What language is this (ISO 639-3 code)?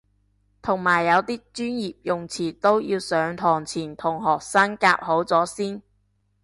yue